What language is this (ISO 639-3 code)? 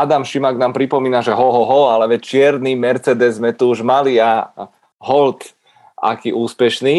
ces